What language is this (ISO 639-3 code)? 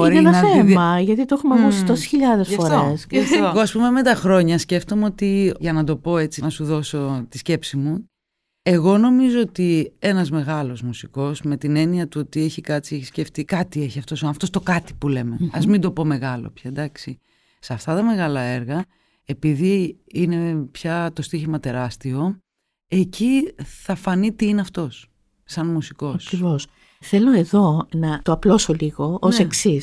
ell